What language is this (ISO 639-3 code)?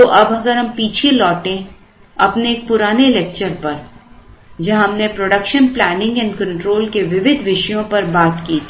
hin